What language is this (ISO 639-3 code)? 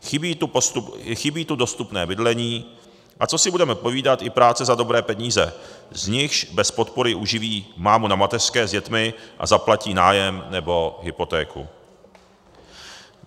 ces